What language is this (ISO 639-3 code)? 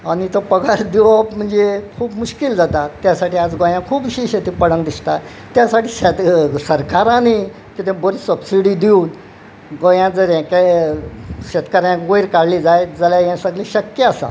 kok